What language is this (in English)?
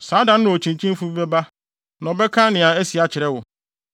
Akan